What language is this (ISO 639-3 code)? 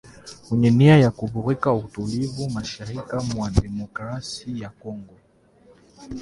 swa